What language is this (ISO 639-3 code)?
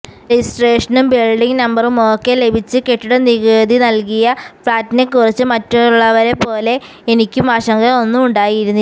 mal